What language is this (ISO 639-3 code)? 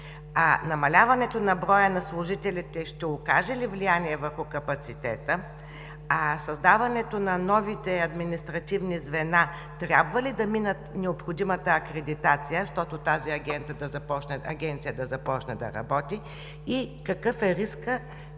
bul